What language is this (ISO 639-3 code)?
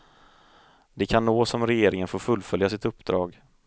swe